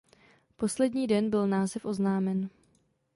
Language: Czech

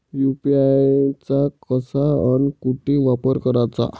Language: Marathi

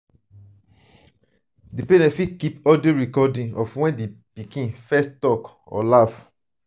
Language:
Nigerian Pidgin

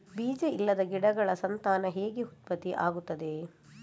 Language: Kannada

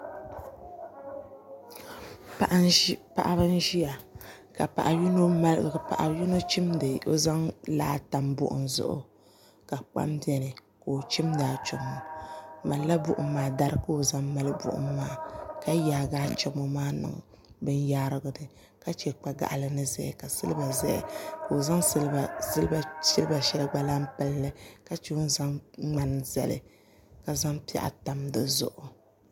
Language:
Dagbani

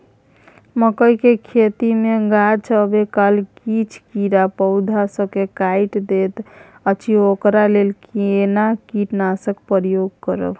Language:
Maithili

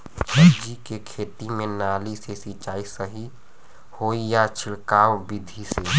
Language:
Bhojpuri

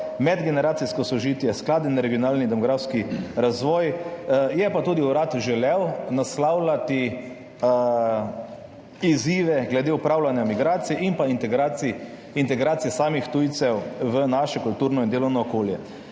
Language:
Slovenian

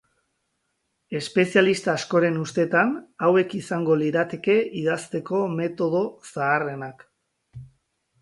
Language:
Basque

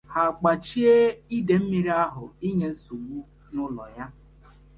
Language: Igbo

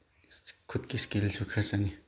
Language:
Manipuri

